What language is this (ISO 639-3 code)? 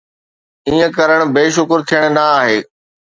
snd